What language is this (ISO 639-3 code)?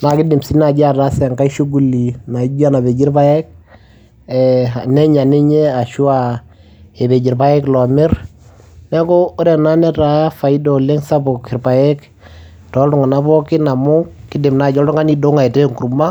mas